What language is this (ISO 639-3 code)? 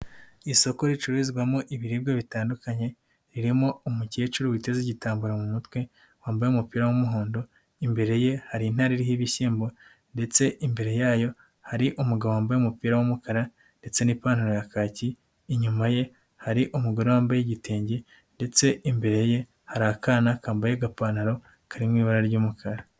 kin